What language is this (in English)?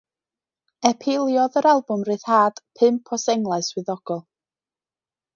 Welsh